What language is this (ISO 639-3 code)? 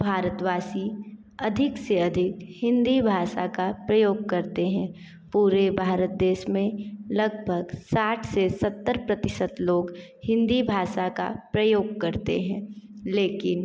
hin